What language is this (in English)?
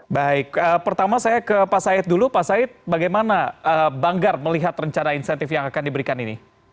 Indonesian